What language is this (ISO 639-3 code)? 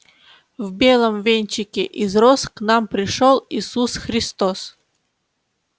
rus